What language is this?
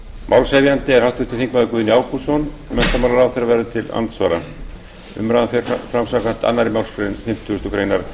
Icelandic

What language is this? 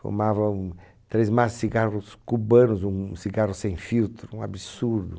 Portuguese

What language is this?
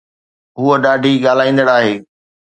Sindhi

